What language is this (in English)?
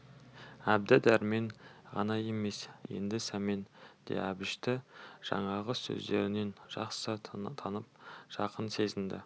Kazakh